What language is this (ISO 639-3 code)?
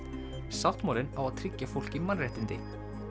isl